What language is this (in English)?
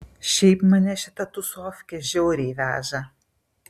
Lithuanian